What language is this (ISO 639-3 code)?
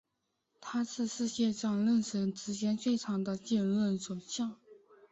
zho